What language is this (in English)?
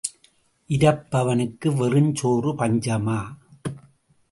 Tamil